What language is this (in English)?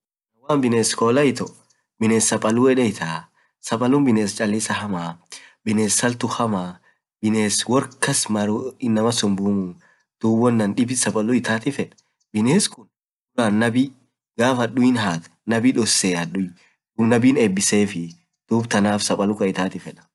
Orma